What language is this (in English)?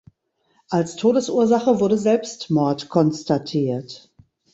German